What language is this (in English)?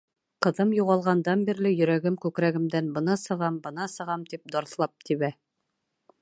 Bashkir